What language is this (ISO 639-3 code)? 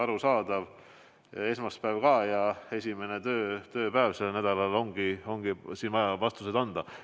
est